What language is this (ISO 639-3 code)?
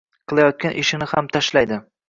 uzb